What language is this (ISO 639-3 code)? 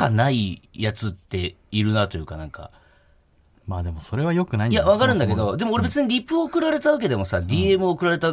jpn